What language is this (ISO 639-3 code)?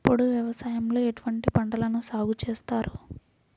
tel